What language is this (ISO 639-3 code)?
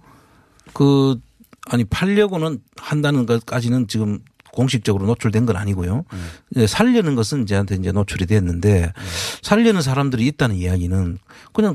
kor